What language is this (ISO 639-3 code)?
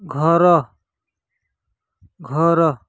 ori